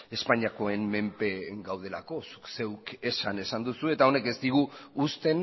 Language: Basque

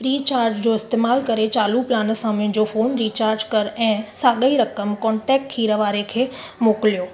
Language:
Sindhi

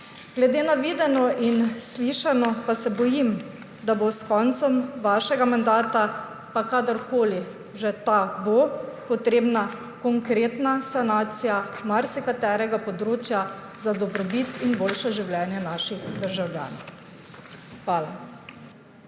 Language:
Slovenian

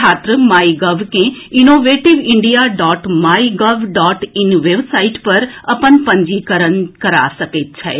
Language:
Maithili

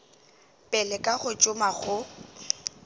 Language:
Northern Sotho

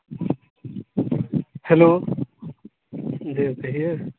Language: Maithili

